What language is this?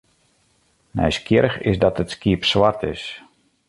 Western Frisian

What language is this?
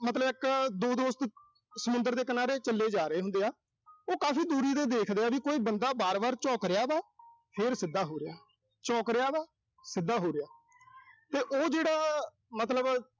Punjabi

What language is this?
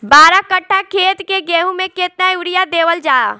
Bhojpuri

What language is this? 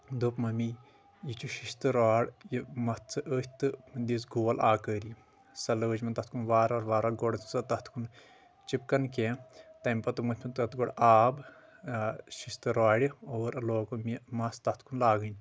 Kashmiri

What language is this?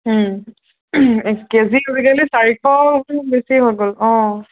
Assamese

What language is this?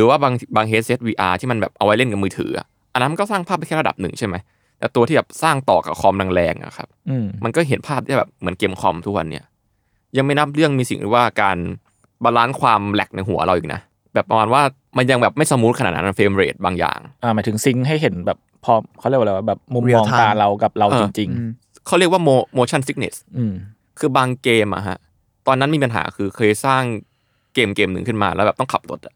Thai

